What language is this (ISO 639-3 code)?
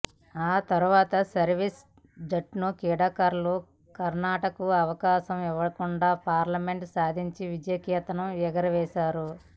tel